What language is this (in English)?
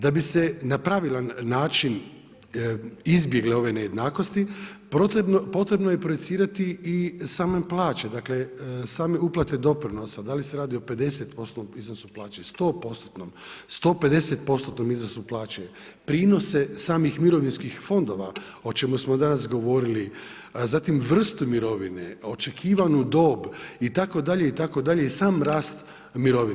Croatian